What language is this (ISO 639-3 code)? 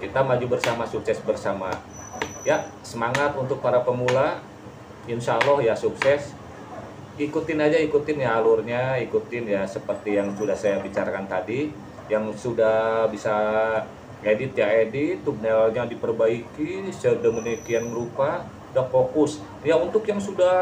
ind